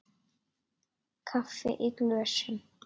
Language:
Icelandic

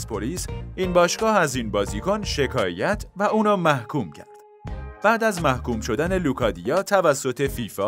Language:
Persian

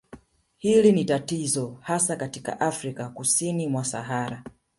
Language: Swahili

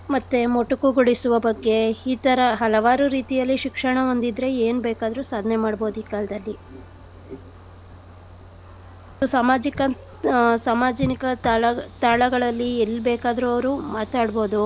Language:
Kannada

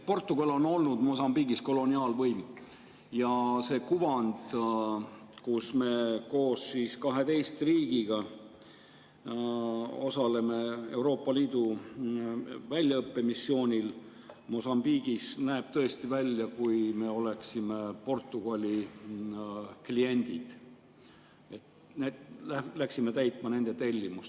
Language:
Estonian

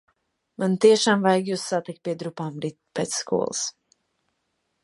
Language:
Latvian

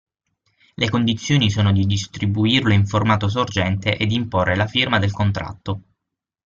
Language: Italian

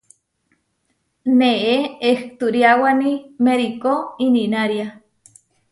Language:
Huarijio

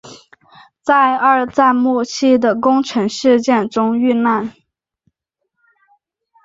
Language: Chinese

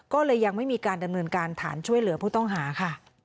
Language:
Thai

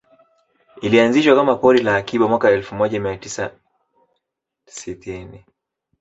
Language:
Swahili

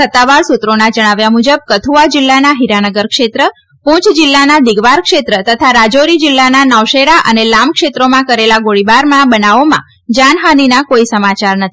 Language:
Gujarati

